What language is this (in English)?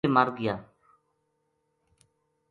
Gujari